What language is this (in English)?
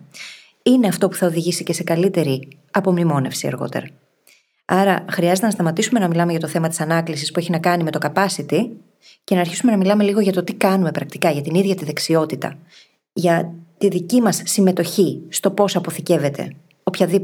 Greek